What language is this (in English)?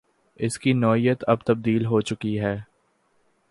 Urdu